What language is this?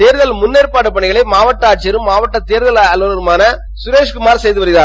Tamil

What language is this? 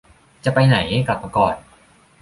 Thai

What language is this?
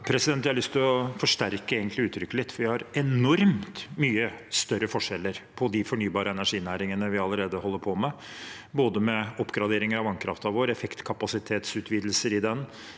Norwegian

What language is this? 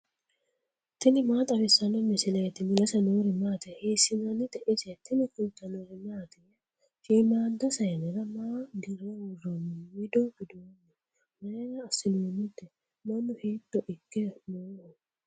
Sidamo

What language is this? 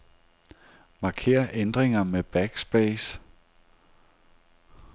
Danish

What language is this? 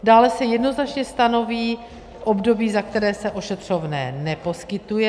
Czech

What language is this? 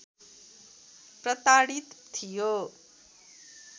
Nepali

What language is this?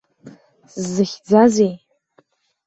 Abkhazian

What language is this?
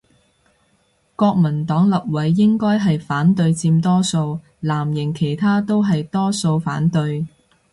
Cantonese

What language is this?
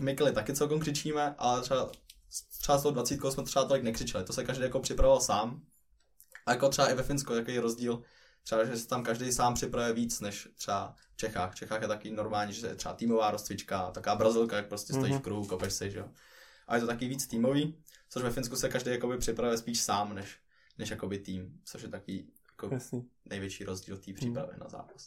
Czech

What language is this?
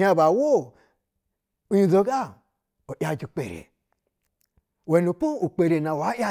Basa (Nigeria)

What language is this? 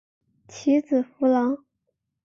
Chinese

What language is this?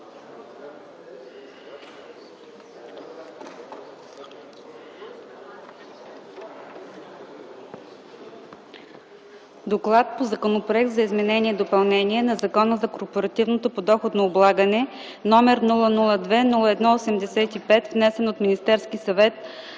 Bulgarian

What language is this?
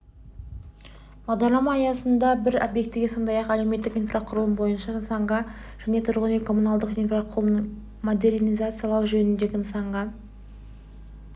Kazakh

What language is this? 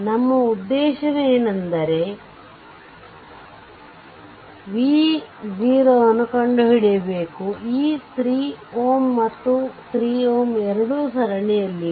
Kannada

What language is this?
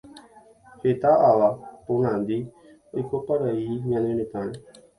Guarani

